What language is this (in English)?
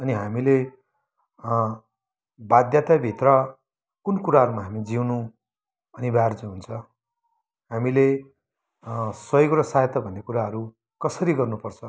Nepali